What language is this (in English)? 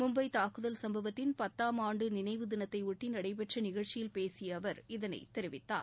Tamil